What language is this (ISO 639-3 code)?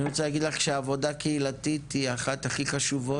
heb